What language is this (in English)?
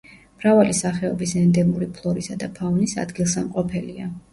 Georgian